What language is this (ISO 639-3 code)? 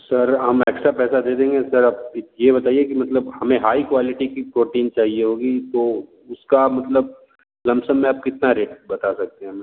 hin